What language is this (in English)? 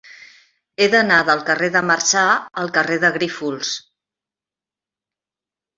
Catalan